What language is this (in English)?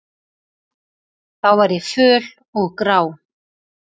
Icelandic